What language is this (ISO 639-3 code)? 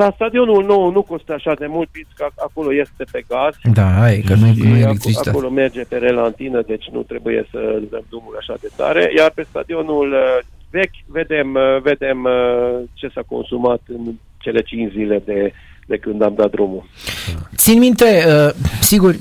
ron